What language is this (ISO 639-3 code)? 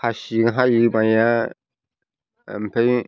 brx